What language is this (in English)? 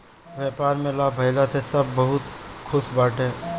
Bhojpuri